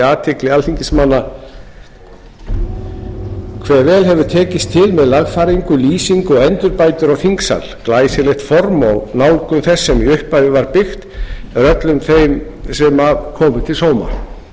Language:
Icelandic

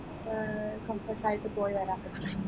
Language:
Malayalam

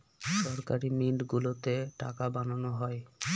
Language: Bangla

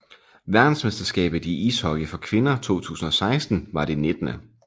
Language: Danish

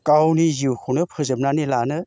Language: Bodo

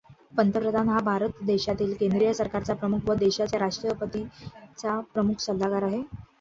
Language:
Marathi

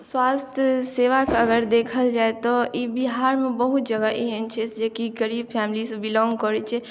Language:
Maithili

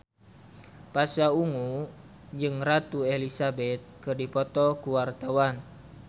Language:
Sundanese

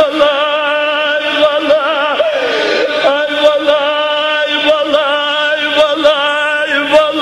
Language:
Turkish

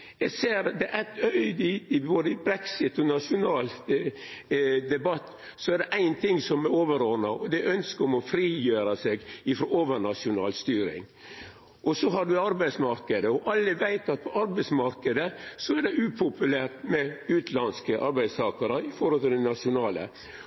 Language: Norwegian Nynorsk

